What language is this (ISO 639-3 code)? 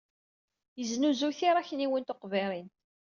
kab